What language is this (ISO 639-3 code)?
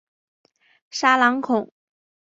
zho